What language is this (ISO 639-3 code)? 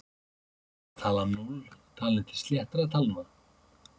isl